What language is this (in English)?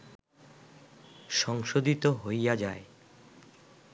Bangla